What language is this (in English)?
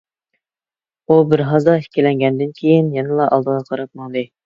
Uyghur